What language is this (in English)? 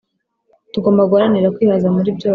Kinyarwanda